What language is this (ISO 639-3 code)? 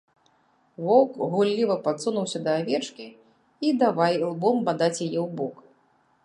bel